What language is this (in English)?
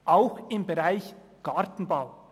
Swiss German